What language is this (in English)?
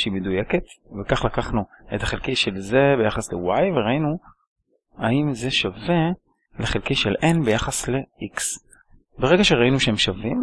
Hebrew